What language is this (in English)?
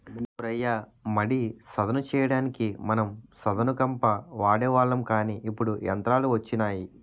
Telugu